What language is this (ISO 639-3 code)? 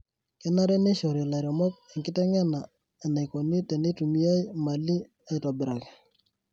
mas